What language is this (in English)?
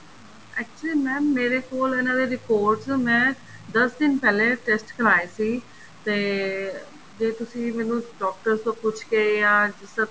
Punjabi